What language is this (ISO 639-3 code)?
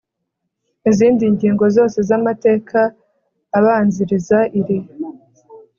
kin